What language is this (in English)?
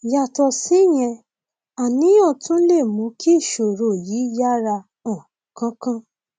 Yoruba